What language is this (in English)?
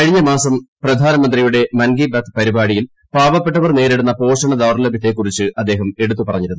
Malayalam